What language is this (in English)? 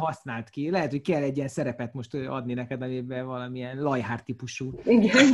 Hungarian